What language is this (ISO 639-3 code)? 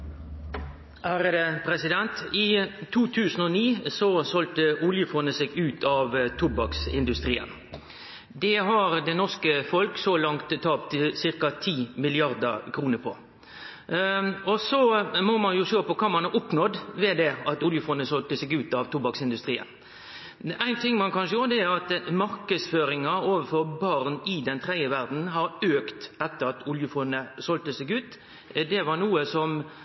nno